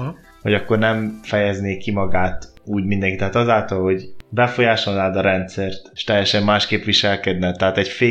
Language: Hungarian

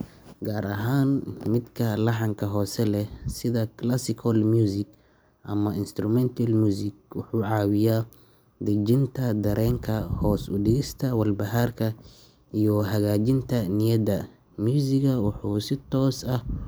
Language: Somali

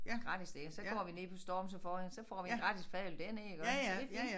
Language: Danish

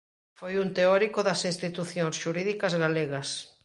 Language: Galician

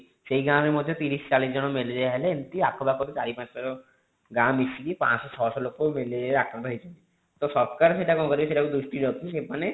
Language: Odia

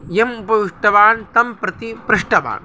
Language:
Sanskrit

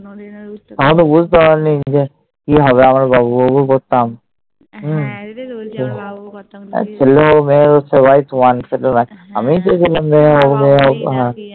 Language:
Bangla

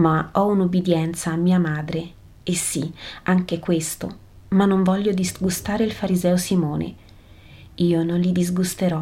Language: Italian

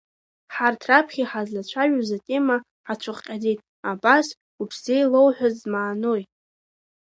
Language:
Abkhazian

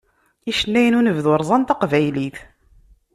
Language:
Kabyle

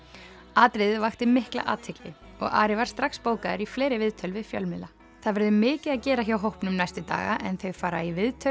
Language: Icelandic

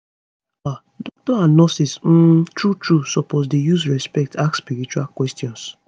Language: Nigerian Pidgin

